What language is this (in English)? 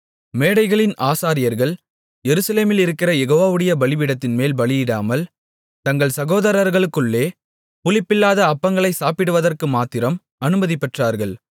Tamil